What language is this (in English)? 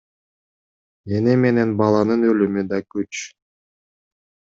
Kyrgyz